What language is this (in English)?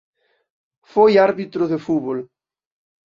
Galician